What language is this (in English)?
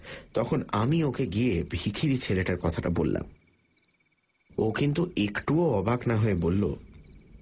Bangla